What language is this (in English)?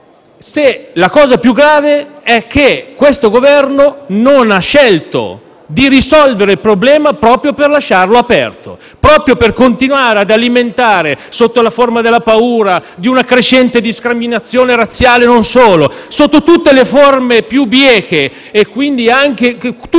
Italian